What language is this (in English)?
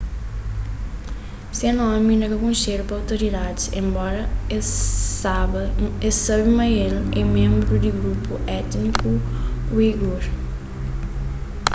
Kabuverdianu